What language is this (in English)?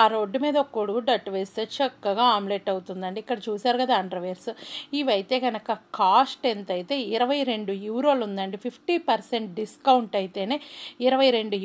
Telugu